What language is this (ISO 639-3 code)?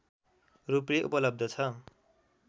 nep